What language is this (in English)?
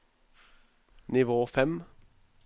Norwegian